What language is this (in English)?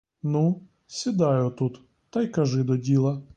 Ukrainian